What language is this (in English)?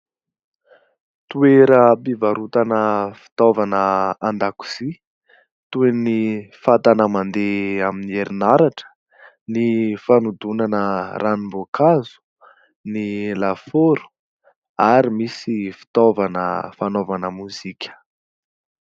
Malagasy